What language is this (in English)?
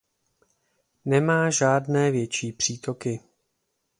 Czech